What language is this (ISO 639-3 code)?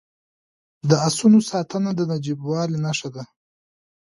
pus